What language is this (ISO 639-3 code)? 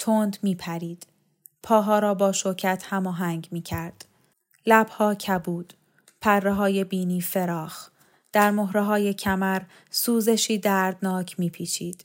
fas